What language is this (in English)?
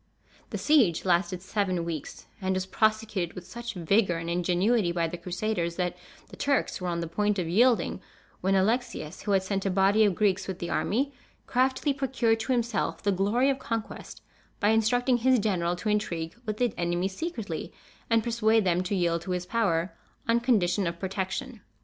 English